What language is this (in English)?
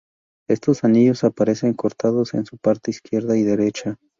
Spanish